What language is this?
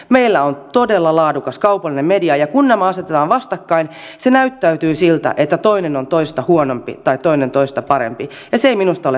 Finnish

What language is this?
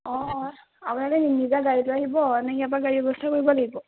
Assamese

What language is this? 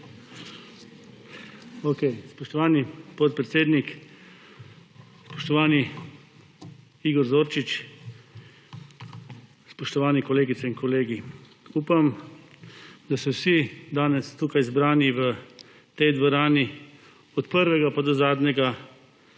Slovenian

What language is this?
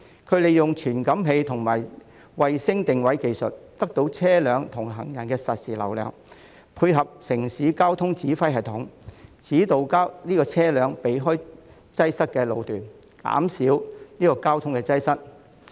Cantonese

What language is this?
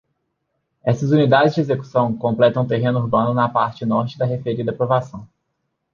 Portuguese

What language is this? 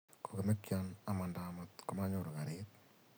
Kalenjin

